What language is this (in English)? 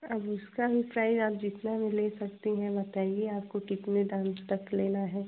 Hindi